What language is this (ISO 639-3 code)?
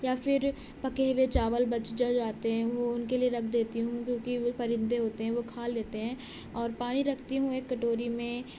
urd